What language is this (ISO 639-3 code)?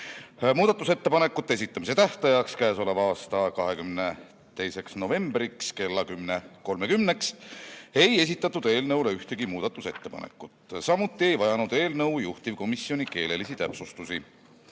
est